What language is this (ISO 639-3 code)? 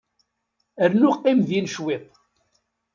kab